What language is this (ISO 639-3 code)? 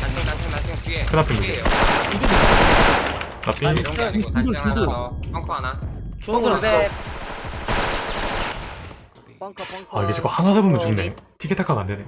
kor